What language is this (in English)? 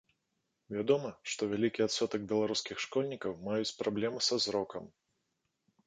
Belarusian